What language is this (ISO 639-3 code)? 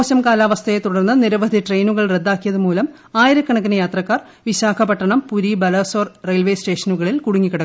mal